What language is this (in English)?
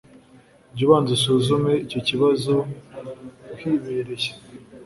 Kinyarwanda